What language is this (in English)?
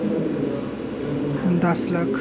Dogri